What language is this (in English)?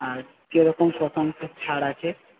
Bangla